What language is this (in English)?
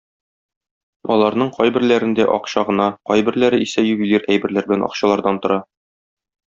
Tatar